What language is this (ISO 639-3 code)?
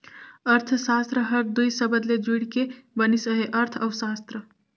hne